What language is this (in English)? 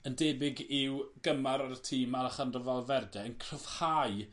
Welsh